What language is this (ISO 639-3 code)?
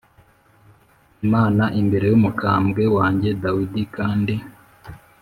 kin